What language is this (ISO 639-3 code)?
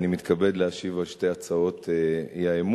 heb